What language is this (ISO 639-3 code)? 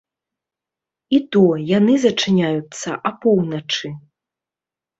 bel